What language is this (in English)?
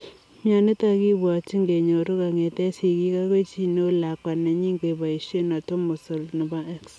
Kalenjin